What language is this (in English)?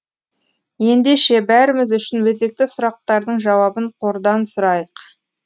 Kazakh